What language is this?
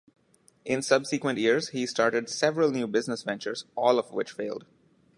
English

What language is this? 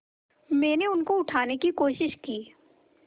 Hindi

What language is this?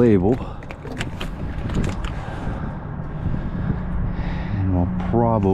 English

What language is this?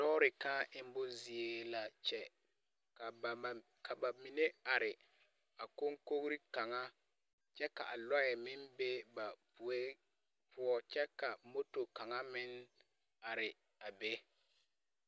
Southern Dagaare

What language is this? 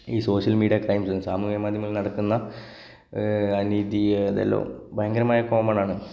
Malayalam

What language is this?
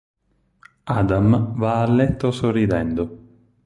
Italian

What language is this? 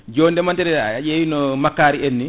Fula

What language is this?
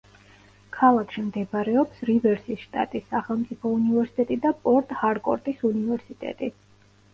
Georgian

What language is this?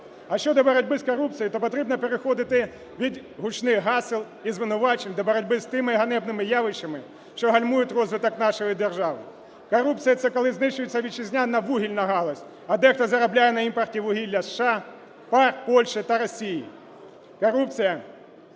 Ukrainian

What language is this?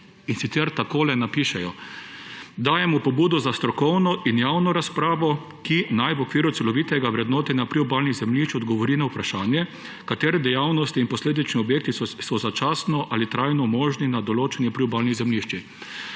Slovenian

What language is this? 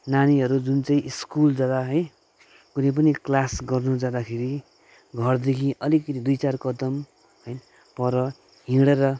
Nepali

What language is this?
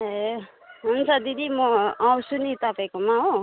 Nepali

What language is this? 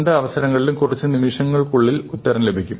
Malayalam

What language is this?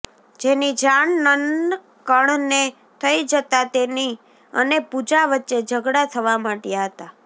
Gujarati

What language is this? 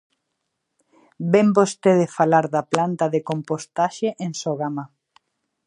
Galician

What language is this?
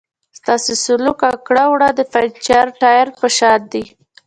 Pashto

